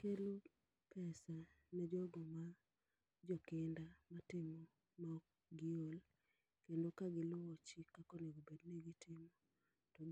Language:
Luo (Kenya and Tanzania)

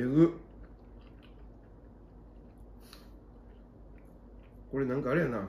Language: Japanese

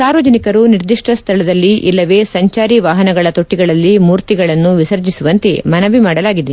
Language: Kannada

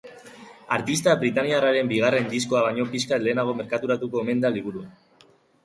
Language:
Basque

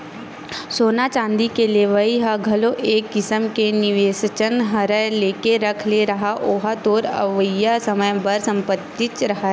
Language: Chhattisgarhi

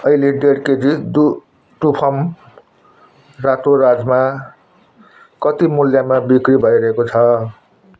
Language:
Nepali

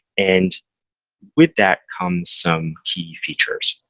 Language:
English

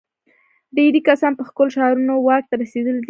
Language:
Pashto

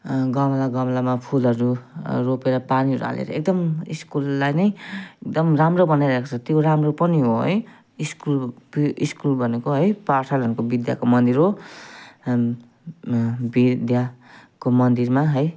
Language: Nepali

